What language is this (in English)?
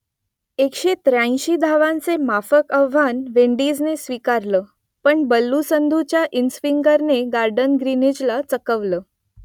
Marathi